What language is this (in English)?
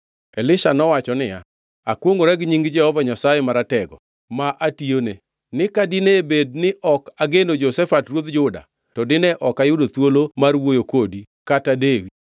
Luo (Kenya and Tanzania)